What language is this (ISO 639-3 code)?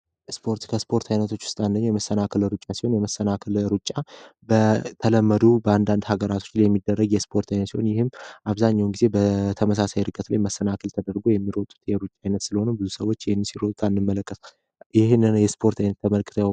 amh